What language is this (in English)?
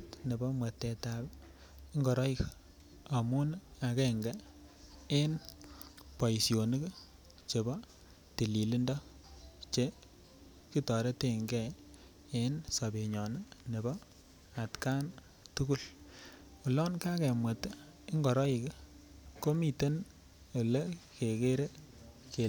Kalenjin